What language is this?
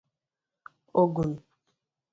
Igbo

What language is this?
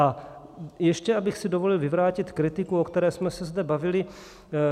Czech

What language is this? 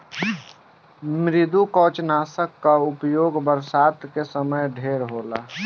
Bhojpuri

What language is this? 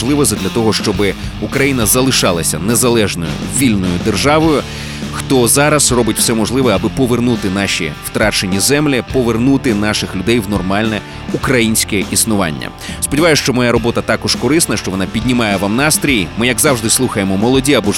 Ukrainian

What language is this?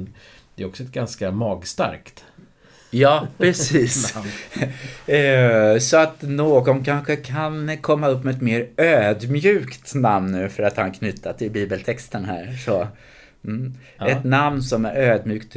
Swedish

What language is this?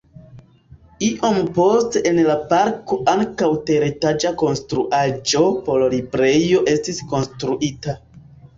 Esperanto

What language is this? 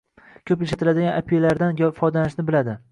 Uzbek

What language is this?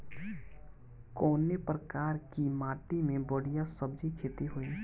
Bhojpuri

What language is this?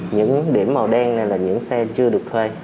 Vietnamese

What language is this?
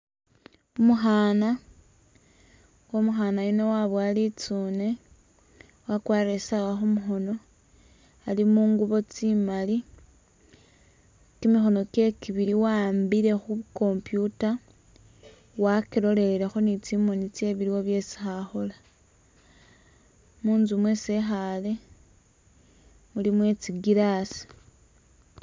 Masaaba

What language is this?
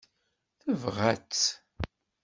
Kabyle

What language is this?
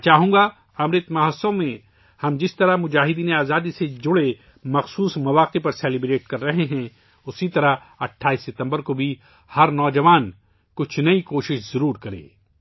Urdu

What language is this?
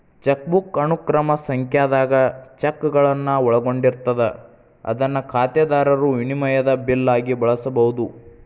Kannada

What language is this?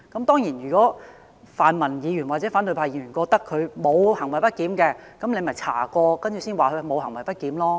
Cantonese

